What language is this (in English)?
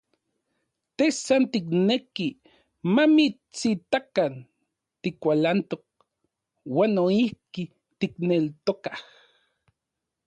Central Puebla Nahuatl